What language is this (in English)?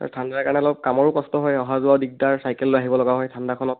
Assamese